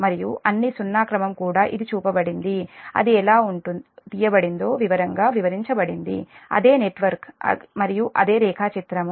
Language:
Telugu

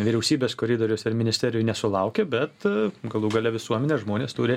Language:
Lithuanian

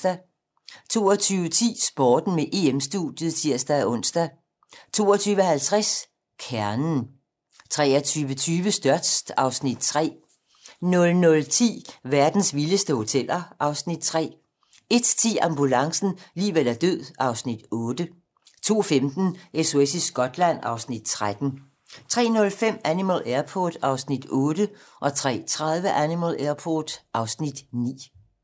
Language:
Danish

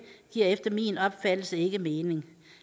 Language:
Danish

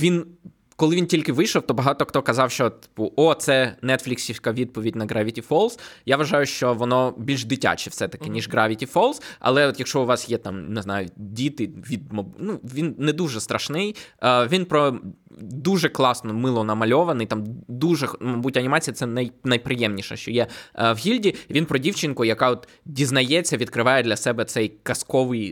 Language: Ukrainian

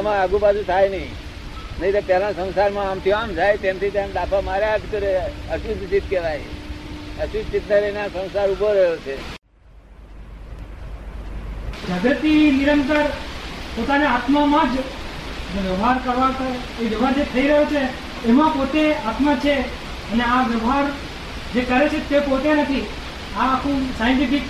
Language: Gujarati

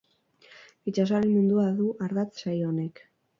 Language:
Basque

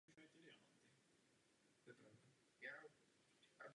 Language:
Czech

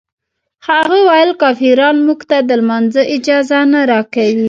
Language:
Pashto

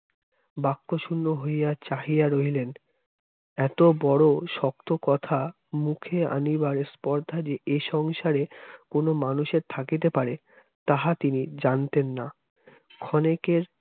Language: Bangla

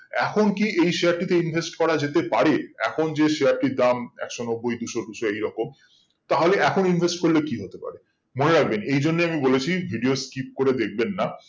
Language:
Bangla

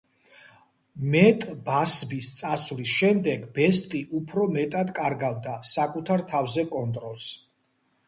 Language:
Georgian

